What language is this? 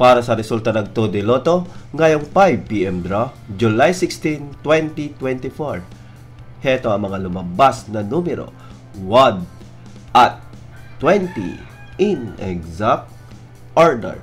Filipino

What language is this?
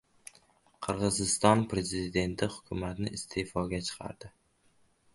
Uzbek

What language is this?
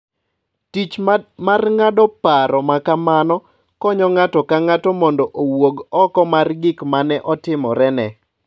Luo (Kenya and Tanzania)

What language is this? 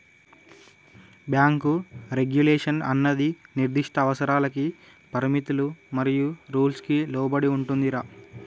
Telugu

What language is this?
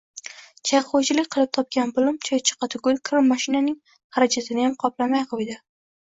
Uzbek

